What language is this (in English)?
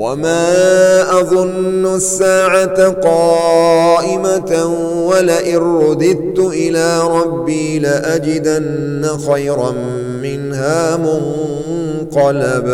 Arabic